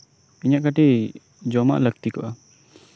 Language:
Santali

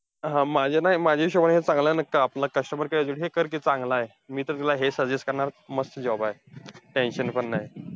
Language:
Marathi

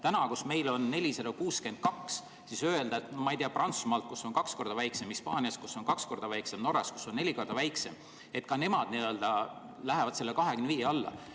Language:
Estonian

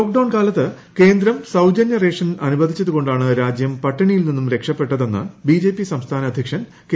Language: Malayalam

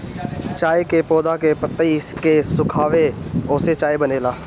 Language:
Bhojpuri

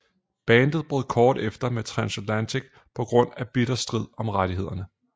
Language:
Danish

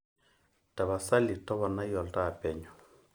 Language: Masai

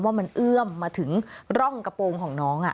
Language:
Thai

